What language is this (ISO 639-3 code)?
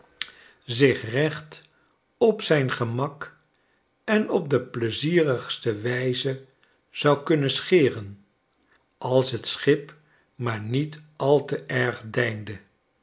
nld